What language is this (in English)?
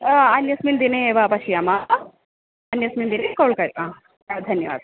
Sanskrit